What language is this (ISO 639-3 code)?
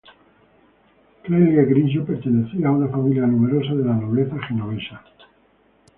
spa